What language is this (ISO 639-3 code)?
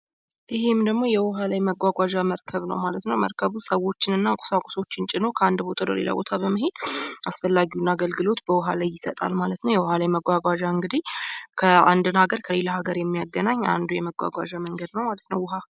amh